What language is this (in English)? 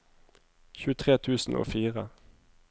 Norwegian